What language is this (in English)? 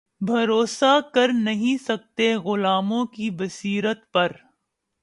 Urdu